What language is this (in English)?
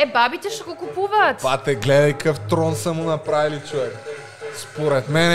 Bulgarian